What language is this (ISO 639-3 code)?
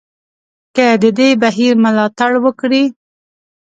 pus